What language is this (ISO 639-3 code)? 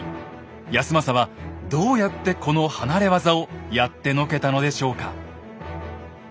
jpn